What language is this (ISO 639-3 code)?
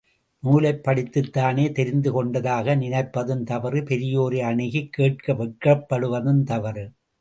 tam